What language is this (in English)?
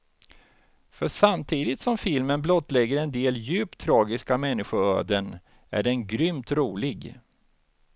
Swedish